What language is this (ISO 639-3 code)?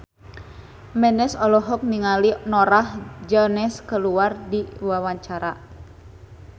sun